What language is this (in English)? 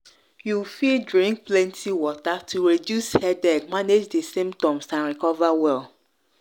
Nigerian Pidgin